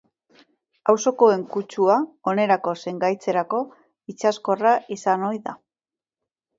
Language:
Basque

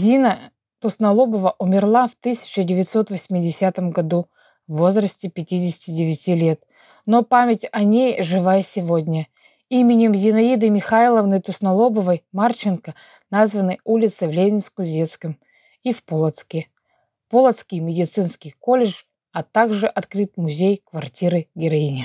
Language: Russian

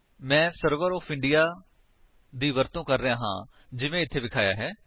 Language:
Punjabi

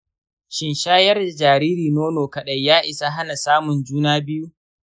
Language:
Hausa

